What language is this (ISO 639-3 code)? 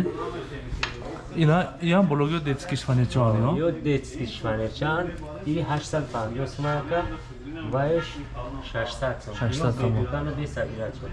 tur